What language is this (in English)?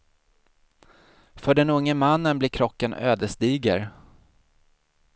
Swedish